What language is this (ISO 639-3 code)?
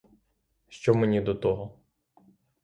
ukr